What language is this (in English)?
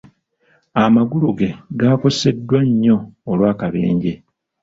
Ganda